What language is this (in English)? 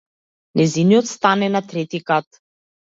Macedonian